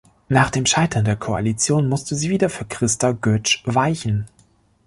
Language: German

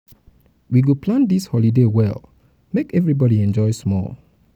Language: Nigerian Pidgin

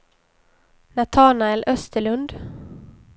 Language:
Swedish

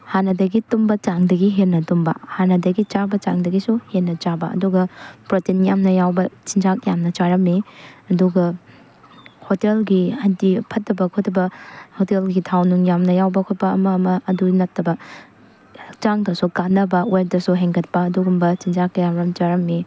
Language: Manipuri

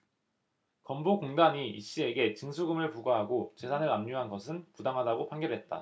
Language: Korean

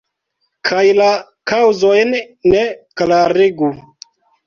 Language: Esperanto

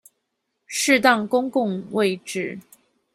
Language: Chinese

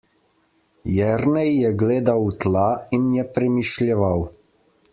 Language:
Slovenian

